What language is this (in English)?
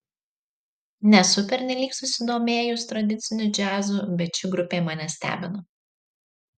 Lithuanian